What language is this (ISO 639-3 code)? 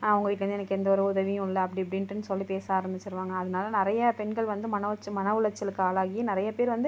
tam